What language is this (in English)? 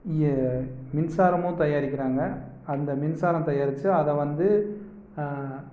Tamil